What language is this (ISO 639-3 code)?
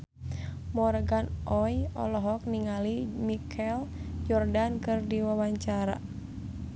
sun